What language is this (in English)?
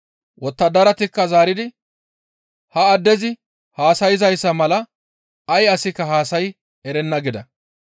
Gamo